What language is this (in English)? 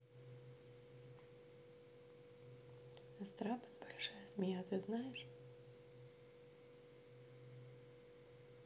Russian